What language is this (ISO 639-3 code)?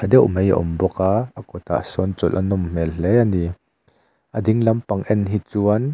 lus